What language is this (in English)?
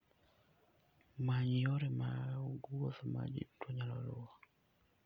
Luo (Kenya and Tanzania)